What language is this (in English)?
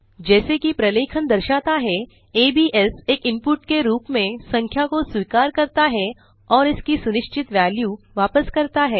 Hindi